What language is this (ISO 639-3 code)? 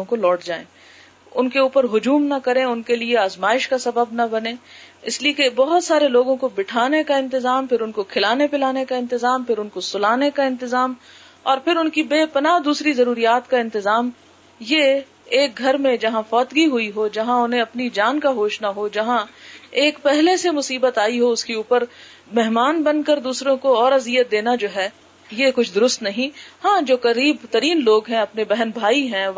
urd